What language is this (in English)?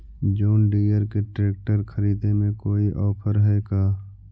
Magahi